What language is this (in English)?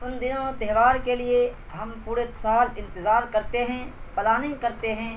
Urdu